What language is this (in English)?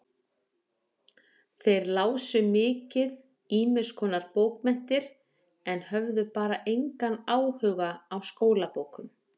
Icelandic